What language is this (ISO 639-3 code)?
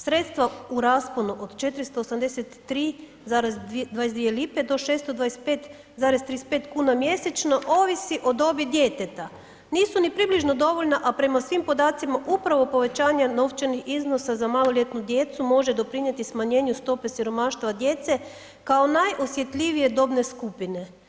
hrv